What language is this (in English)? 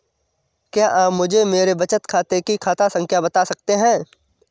Hindi